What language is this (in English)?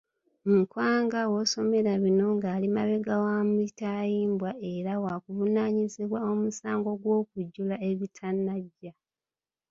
Ganda